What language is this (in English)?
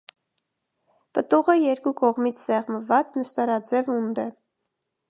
Armenian